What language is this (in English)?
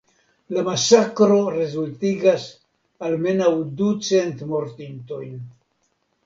Esperanto